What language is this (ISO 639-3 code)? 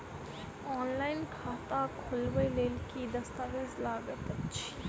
mai